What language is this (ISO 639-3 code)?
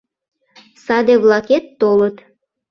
chm